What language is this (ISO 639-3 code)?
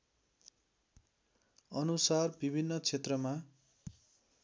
nep